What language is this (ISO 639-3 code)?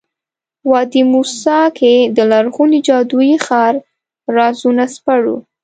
pus